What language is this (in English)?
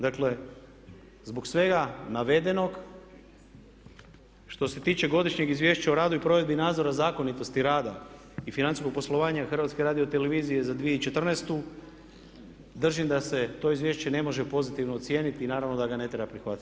Croatian